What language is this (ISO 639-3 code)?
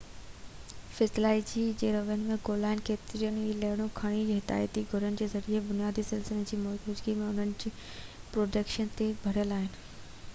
snd